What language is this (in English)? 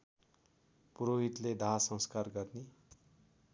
Nepali